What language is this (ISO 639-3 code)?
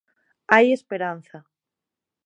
glg